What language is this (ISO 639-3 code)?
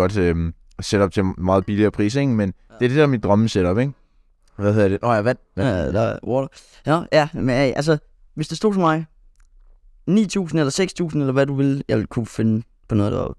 dan